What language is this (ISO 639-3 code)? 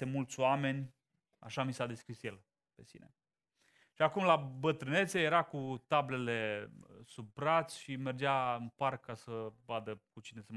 ron